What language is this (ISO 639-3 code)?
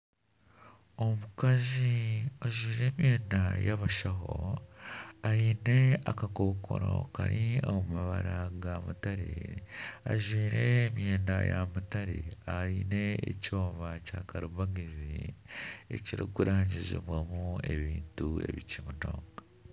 nyn